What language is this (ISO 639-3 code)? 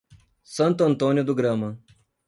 por